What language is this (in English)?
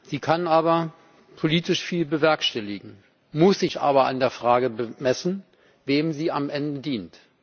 German